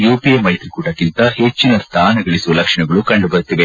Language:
Kannada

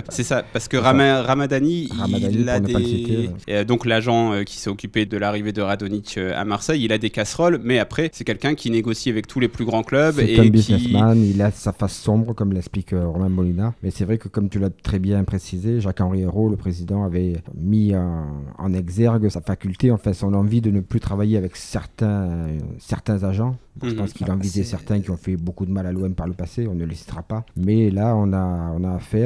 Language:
French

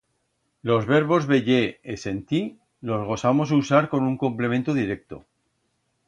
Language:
Aragonese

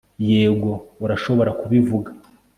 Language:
Kinyarwanda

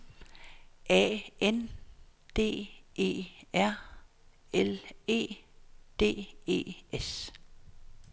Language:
Danish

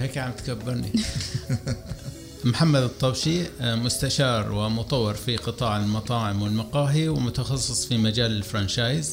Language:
Arabic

